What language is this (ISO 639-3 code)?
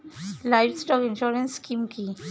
ben